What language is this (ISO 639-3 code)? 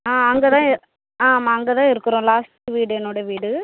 tam